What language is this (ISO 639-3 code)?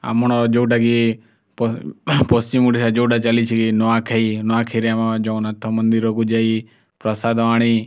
ori